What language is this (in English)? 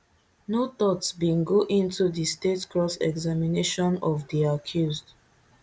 Nigerian Pidgin